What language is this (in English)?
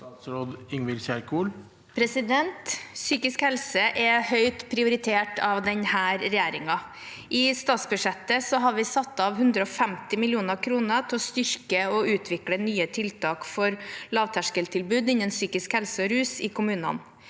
Norwegian